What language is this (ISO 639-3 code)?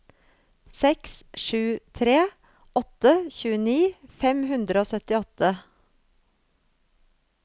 nor